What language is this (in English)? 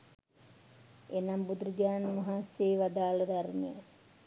Sinhala